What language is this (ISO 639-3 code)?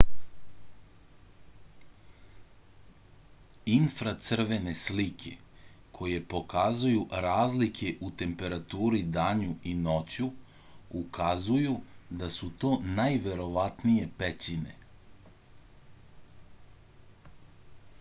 srp